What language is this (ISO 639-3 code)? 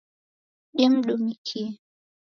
dav